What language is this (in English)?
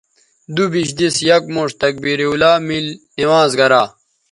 Bateri